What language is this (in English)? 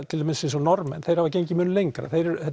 Icelandic